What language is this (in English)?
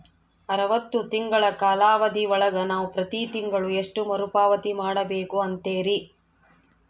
Kannada